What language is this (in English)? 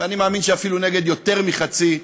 Hebrew